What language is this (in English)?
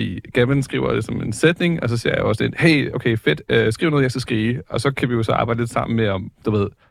Danish